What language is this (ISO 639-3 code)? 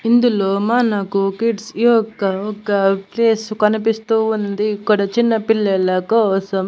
tel